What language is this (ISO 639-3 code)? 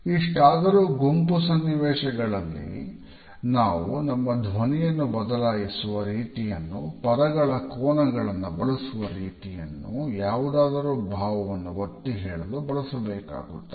kan